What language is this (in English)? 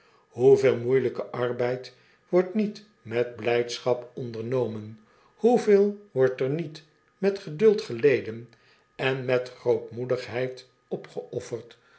Dutch